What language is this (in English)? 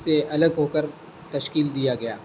Urdu